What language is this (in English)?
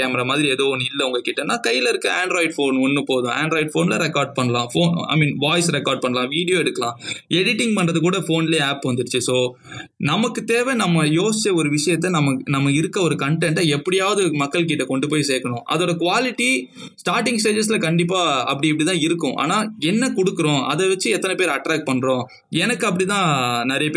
Tamil